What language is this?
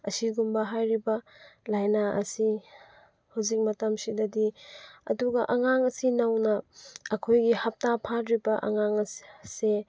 Manipuri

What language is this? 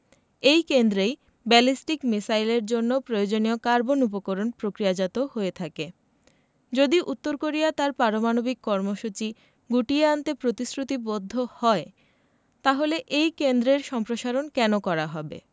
Bangla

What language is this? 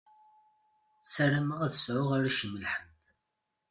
Kabyle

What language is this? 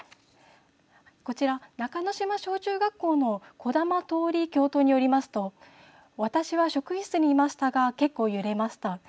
Japanese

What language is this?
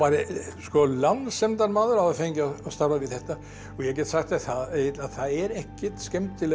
Icelandic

